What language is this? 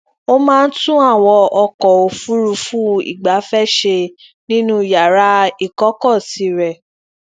Yoruba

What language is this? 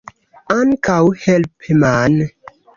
Esperanto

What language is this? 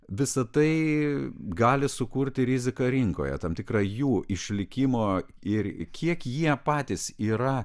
Lithuanian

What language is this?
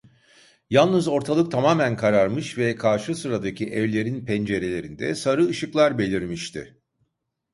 Turkish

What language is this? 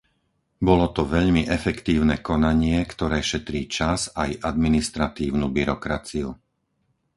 Slovak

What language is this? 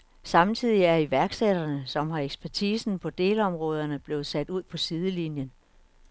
Danish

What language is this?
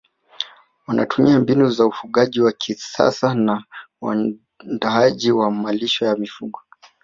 Swahili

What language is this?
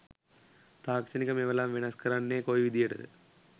Sinhala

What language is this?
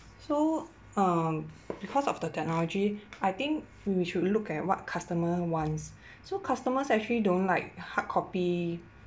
English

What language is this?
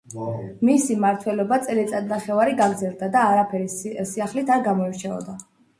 Georgian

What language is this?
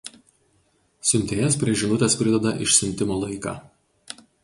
Lithuanian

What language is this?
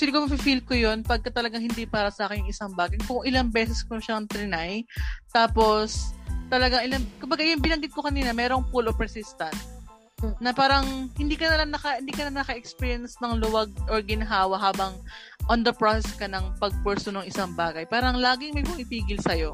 Filipino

